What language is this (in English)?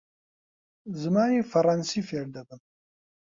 Central Kurdish